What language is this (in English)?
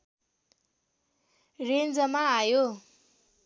Nepali